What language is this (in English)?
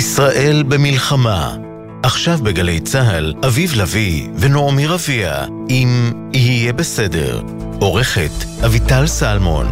Hebrew